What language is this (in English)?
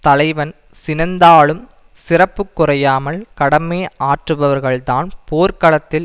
Tamil